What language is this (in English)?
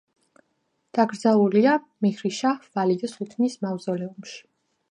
Georgian